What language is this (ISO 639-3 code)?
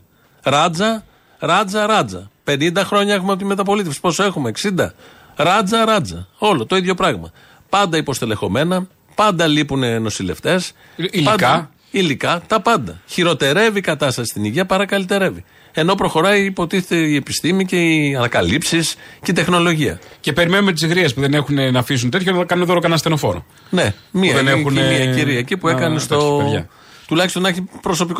ell